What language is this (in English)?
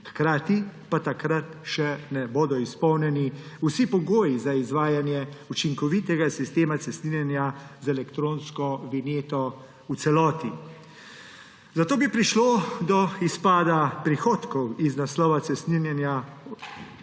Slovenian